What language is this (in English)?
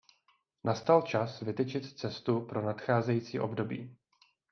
Czech